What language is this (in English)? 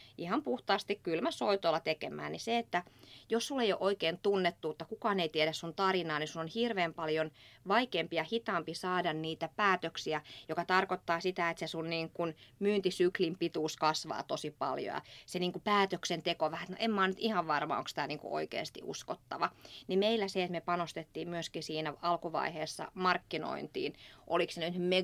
Finnish